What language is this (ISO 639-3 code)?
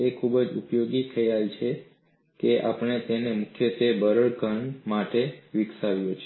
guj